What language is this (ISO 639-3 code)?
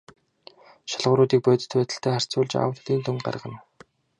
mon